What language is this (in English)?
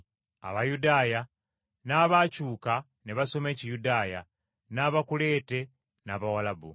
Ganda